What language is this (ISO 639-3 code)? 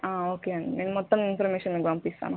tel